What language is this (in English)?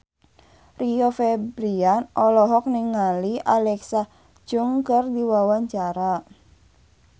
Sundanese